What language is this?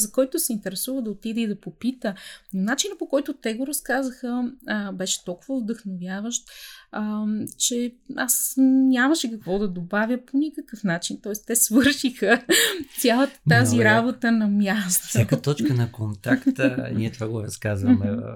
Bulgarian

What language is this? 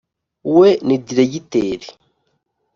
Kinyarwanda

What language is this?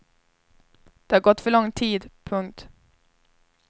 Swedish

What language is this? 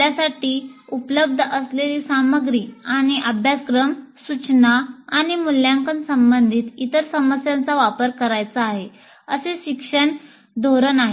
Marathi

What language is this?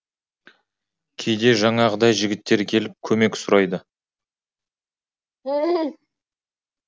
Kazakh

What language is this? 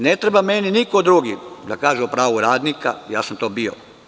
Serbian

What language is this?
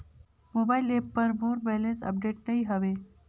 Chhattisgarhi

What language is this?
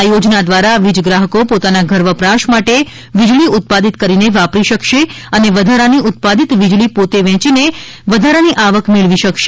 Gujarati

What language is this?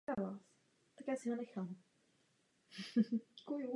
Czech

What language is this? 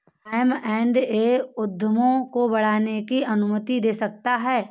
Hindi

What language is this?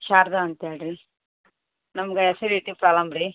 Kannada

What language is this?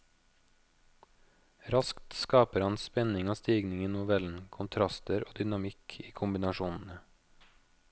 Norwegian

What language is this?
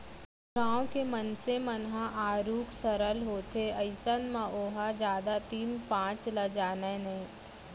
Chhattisgarhi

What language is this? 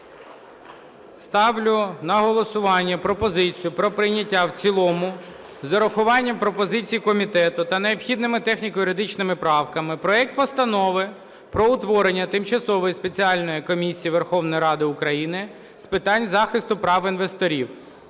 Ukrainian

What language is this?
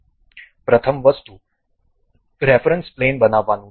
Gujarati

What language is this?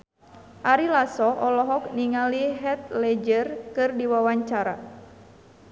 Sundanese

